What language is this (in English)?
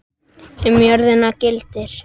Icelandic